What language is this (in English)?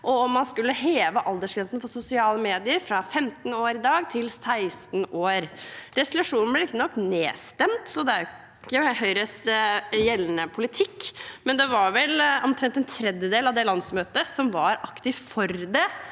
Norwegian